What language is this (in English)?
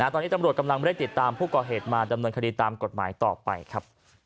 Thai